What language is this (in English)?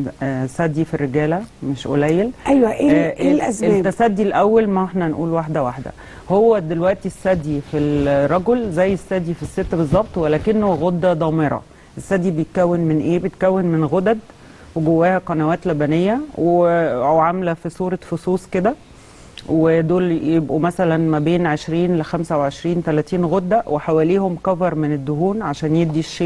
Arabic